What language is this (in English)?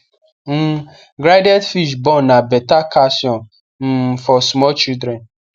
Nigerian Pidgin